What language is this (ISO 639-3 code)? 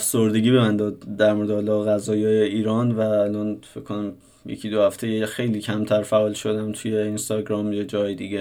fas